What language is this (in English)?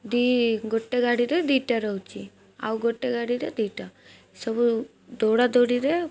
Odia